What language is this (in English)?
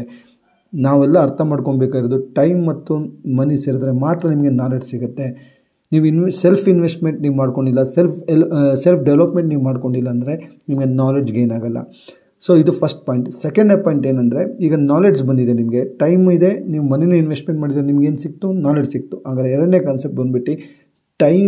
Kannada